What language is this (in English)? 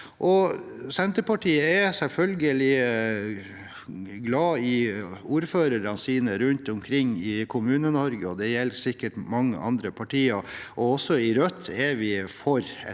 Norwegian